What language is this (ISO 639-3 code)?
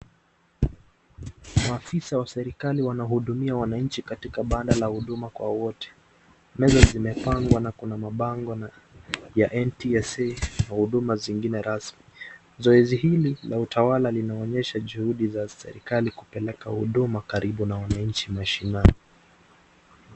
swa